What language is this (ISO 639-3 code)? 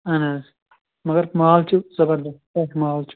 kas